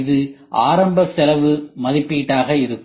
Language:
Tamil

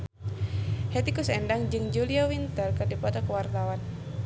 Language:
Sundanese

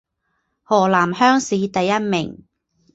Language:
Chinese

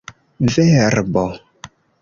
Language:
Esperanto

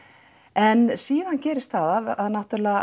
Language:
Icelandic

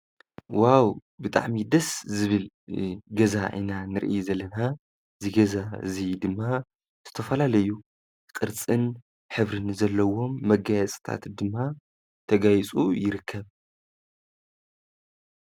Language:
Tigrinya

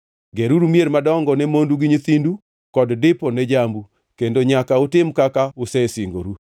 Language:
Luo (Kenya and Tanzania)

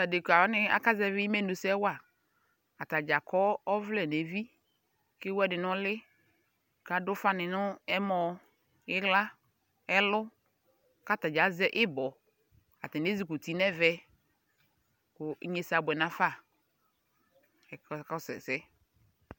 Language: Ikposo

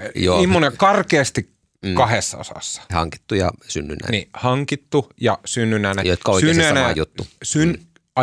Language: Finnish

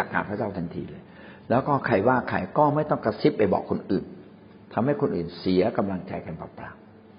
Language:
Thai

